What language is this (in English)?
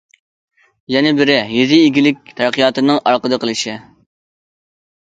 Uyghur